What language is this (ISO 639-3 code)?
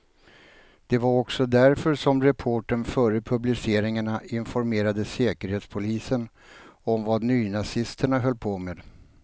swe